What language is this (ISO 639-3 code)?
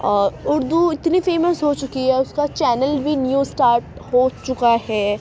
urd